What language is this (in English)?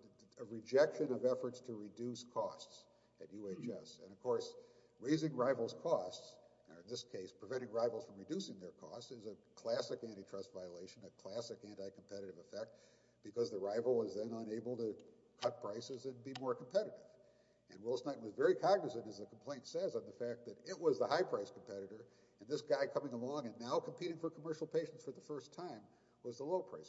English